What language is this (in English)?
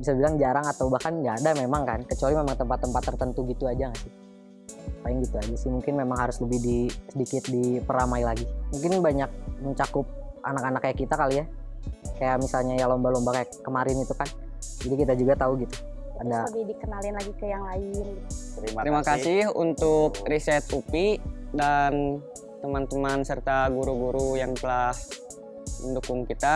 Indonesian